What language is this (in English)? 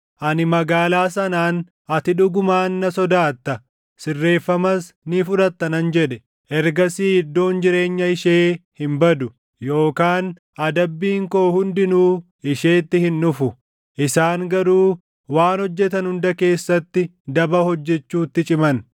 Oromo